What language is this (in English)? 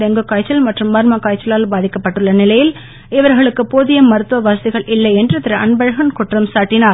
Tamil